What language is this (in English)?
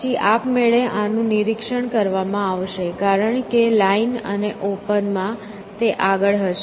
Gujarati